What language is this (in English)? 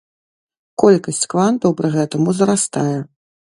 Belarusian